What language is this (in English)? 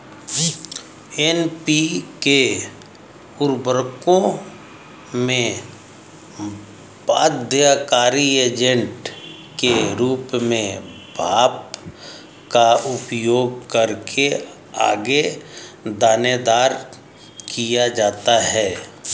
Hindi